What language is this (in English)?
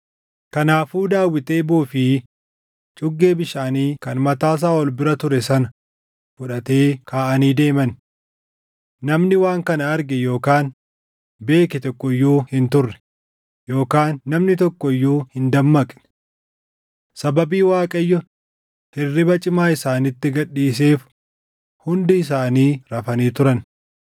Oromo